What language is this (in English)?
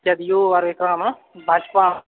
Maithili